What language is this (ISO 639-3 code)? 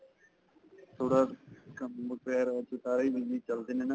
pan